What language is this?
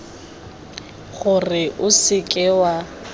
Tswana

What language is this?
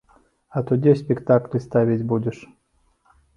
Belarusian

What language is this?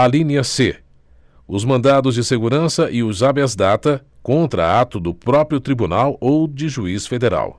Portuguese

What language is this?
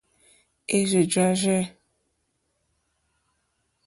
Mokpwe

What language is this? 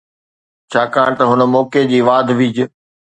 Sindhi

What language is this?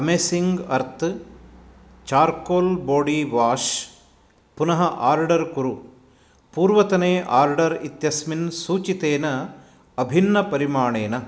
Sanskrit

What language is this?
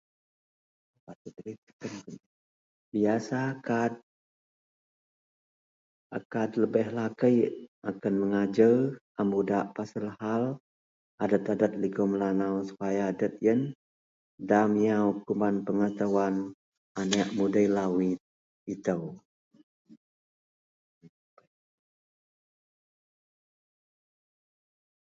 Central Melanau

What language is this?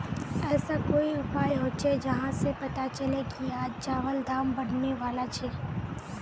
Magahi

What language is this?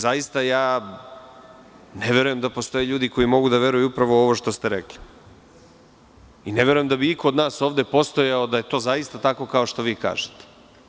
Serbian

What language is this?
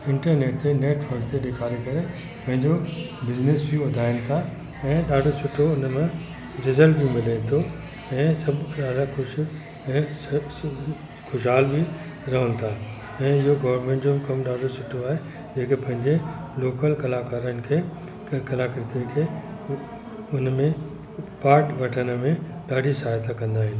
Sindhi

